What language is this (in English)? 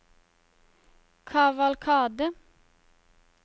Norwegian